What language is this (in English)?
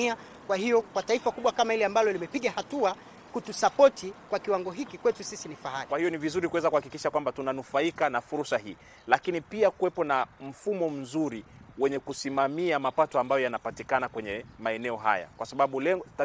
Swahili